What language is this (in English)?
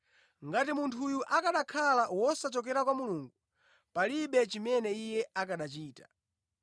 Nyanja